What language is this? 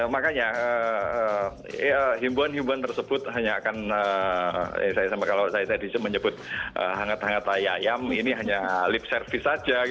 Indonesian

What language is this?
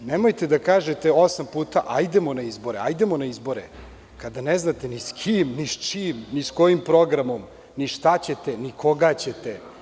Serbian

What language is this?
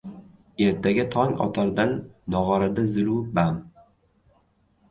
Uzbek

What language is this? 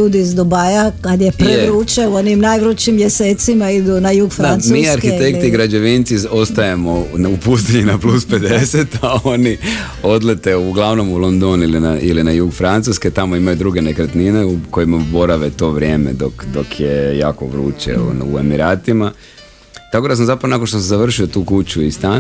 Croatian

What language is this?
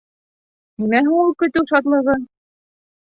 Bashkir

